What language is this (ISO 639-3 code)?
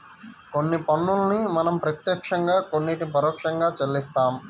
tel